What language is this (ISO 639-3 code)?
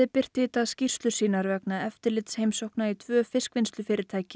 isl